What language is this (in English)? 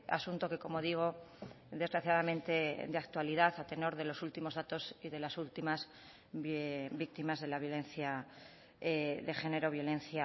Spanish